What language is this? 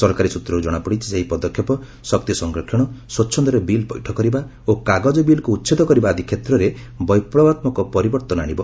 Odia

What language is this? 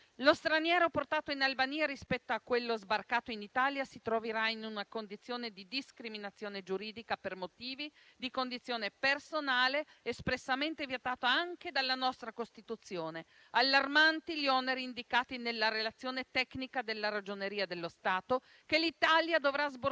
Italian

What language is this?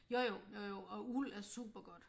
Danish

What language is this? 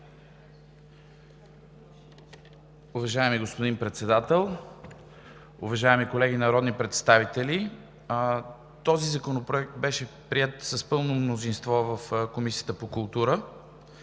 Bulgarian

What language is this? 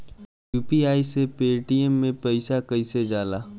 Bhojpuri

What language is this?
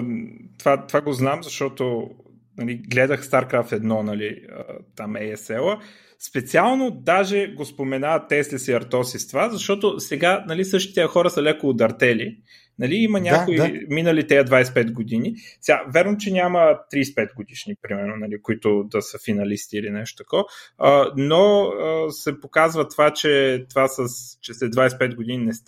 Bulgarian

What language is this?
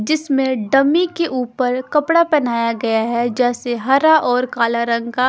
Hindi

